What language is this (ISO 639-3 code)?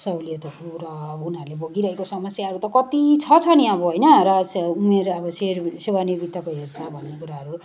nep